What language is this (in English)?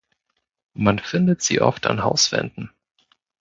German